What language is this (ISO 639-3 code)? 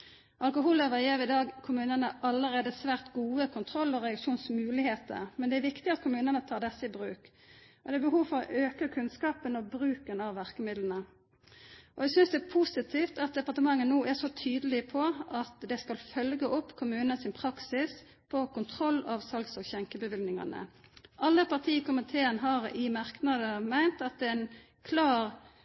nno